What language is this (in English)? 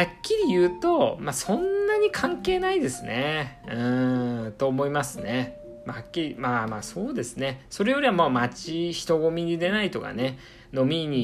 Japanese